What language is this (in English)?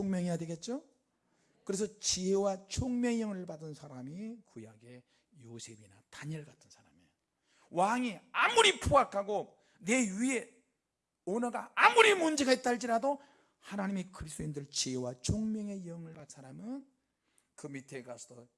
Korean